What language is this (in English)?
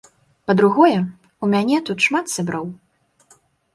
Belarusian